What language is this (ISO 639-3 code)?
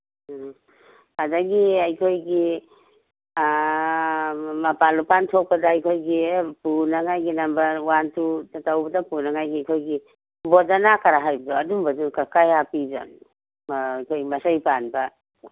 mni